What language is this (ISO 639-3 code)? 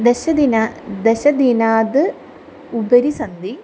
san